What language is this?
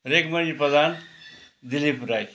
Nepali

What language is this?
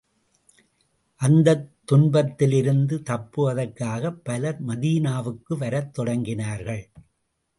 Tamil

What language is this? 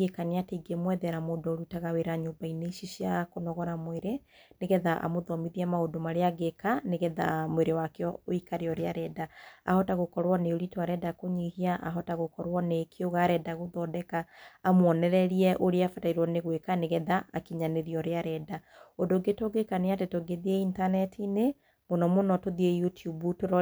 Kikuyu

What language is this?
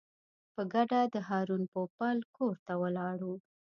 Pashto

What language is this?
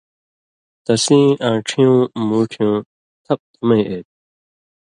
Indus Kohistani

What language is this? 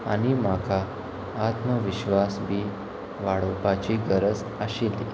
Konkani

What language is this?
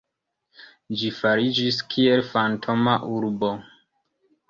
Esperanto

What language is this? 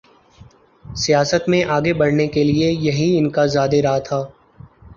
Urdu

